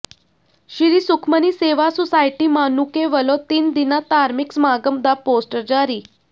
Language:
Punjabi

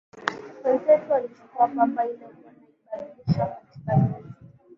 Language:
Swahili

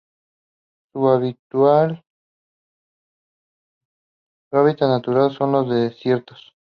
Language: Spanish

